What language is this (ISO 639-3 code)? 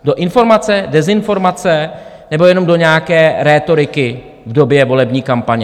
ces